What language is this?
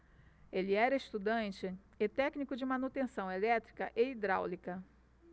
Portuguese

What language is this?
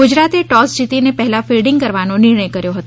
Gujarati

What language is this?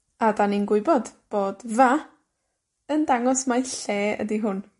Welsh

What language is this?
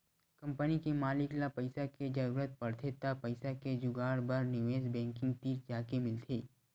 Chhattisgarhi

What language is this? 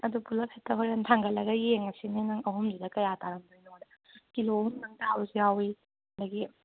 Manipuri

